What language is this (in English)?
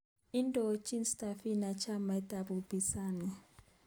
Kalenjin